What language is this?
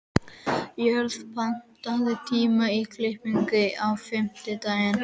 Icelandic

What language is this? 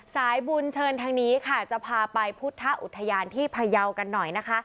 Thai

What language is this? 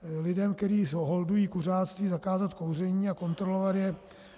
Czech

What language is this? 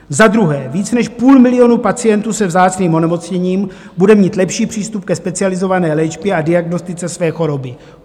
Czech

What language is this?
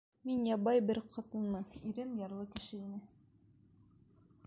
Bashkir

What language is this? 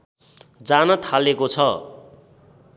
Nepali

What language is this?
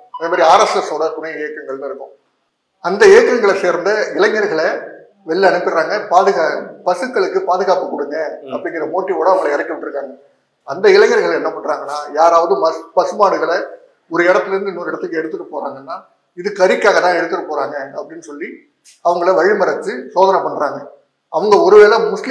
Tamil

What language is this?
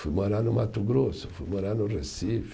Portuguese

